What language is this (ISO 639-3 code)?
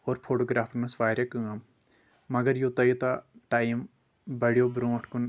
kas